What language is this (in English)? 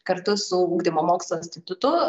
Lithuanian